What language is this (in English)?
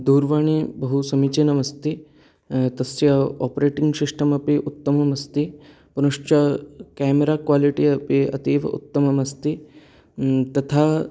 Sanskrit